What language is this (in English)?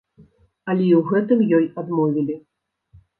Belarusian